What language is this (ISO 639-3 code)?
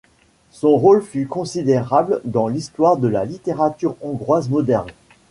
fra